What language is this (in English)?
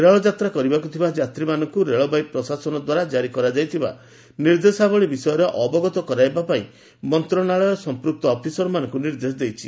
Odia